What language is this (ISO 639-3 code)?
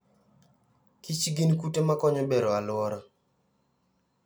luo